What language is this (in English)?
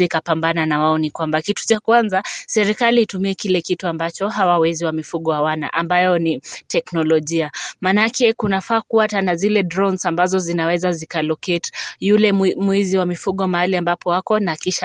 Swahili